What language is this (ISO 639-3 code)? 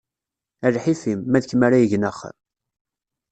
kab